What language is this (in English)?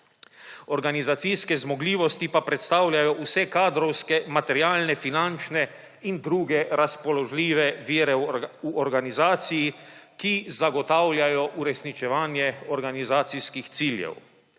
Slovenian